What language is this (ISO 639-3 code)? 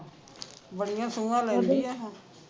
pan